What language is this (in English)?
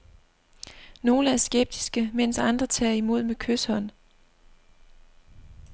Danish